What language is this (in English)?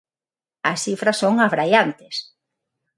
Galician